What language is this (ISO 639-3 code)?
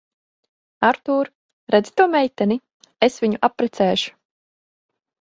lav